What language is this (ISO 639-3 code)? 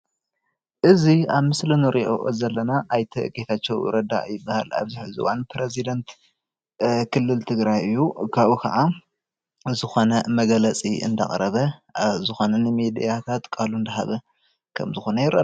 tir